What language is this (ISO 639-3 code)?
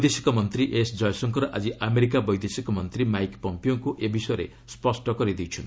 ori